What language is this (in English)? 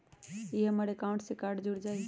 Magahi